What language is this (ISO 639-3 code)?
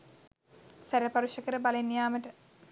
sin